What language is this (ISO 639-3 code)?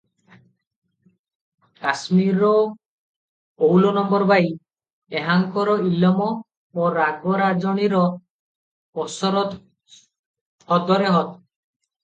ori